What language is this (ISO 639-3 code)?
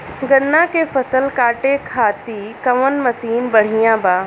bho